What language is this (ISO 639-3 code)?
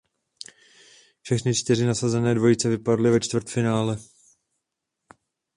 ces